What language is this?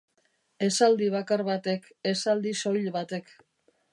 Basque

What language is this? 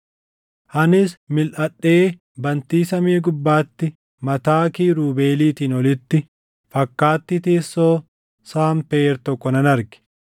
Oromo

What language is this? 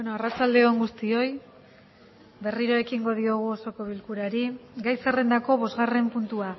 Basque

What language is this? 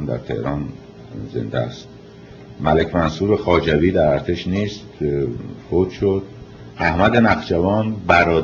Persian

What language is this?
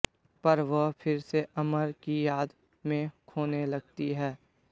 Hindi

